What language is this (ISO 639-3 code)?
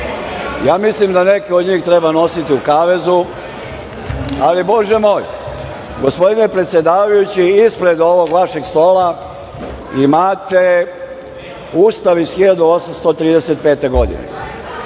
srp